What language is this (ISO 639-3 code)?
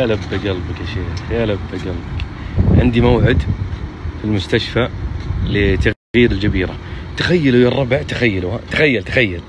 ara